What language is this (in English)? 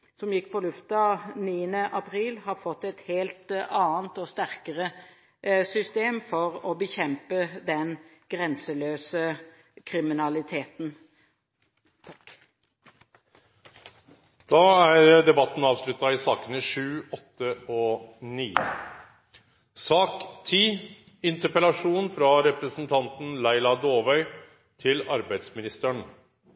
Norwegian